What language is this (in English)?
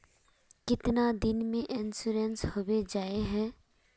Magahi